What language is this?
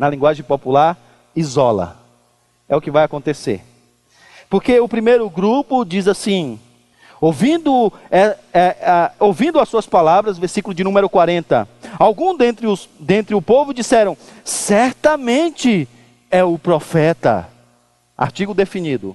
Portuguese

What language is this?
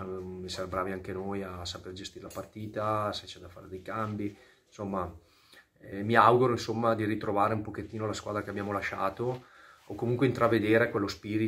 Italian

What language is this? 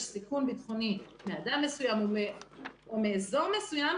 Hebrew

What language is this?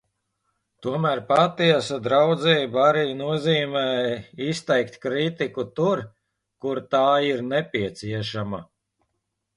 Latvian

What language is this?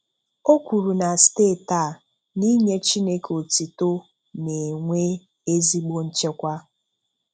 Igbo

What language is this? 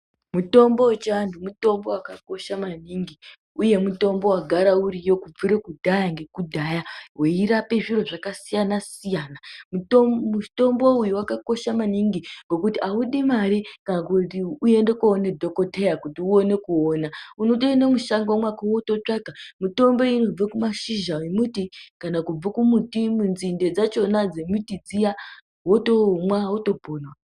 Ndau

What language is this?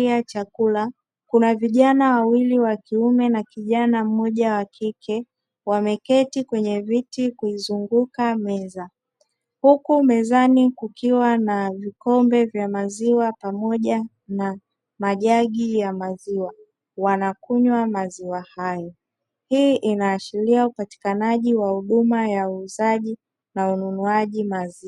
Swahili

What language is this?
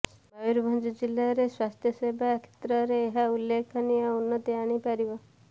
Odia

